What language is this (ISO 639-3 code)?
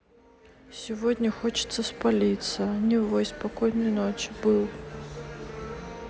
rus